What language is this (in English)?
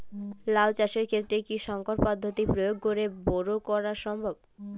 Bangla